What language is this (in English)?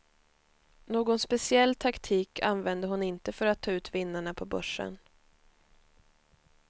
Swedish